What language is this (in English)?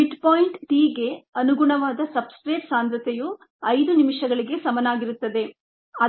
Kannada